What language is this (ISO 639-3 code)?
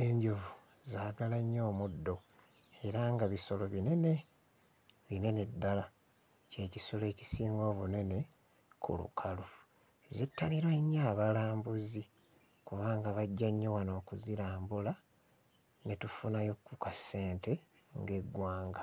lug